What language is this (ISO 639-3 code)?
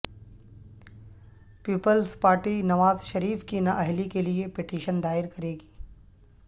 urd